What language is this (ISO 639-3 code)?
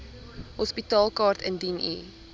afr